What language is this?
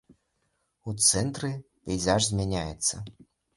Belarusian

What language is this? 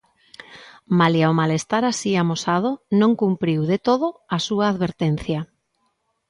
Galician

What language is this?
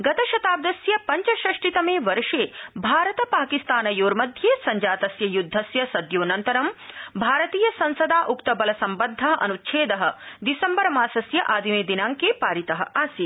Sanskrit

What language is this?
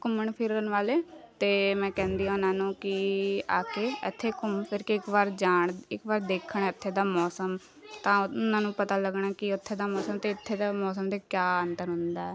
Punjabi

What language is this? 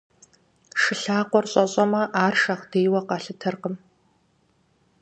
Kabardian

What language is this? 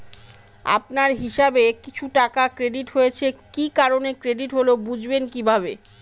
Bangla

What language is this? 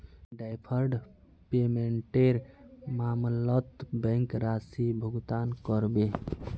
Magahi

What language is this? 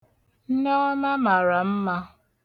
Igbo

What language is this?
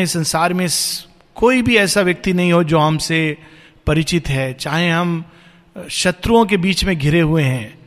Hindi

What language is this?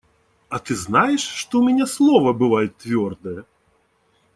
Russian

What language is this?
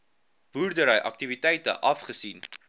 Afrikaans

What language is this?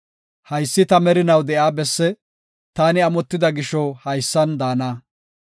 Gofa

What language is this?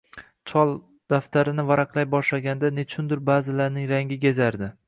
Uzbek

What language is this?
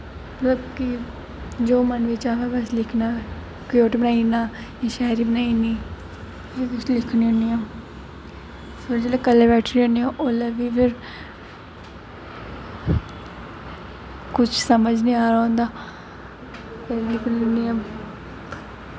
Dogri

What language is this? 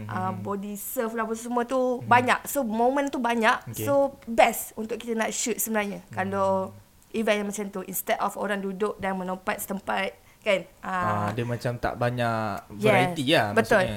Malay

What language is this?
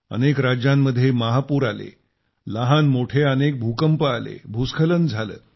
Marathi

